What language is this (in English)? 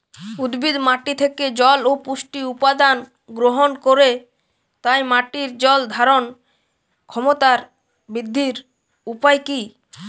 Bangla